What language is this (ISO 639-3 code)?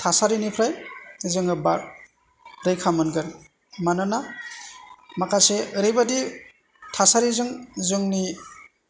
brx